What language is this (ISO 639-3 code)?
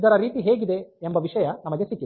kan